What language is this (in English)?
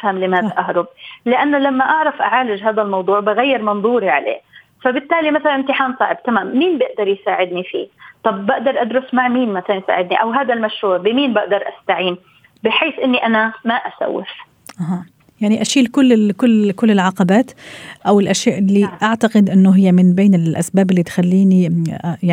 Arabic